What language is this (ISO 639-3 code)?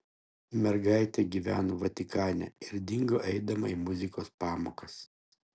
lit